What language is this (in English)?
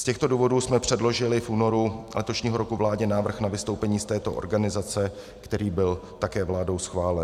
Czech